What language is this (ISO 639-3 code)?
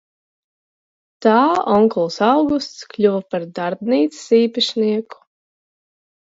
lav